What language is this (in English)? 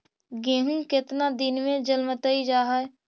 Magahi